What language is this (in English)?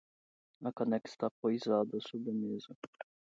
Portuguese